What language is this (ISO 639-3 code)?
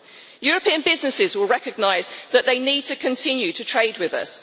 eng